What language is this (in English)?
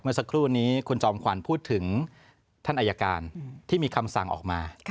Thai